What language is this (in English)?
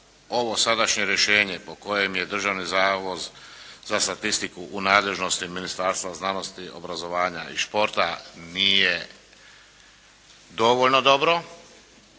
Croatian